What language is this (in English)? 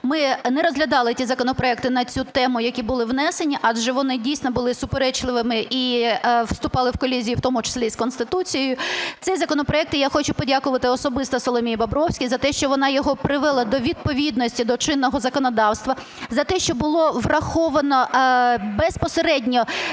Ukrainian